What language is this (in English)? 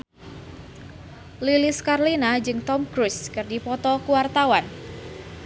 Sundanese